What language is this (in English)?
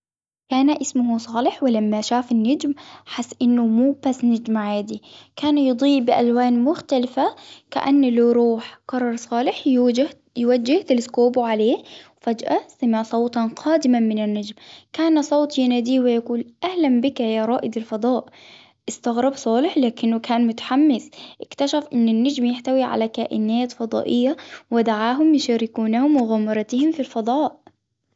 Hijazi Arabic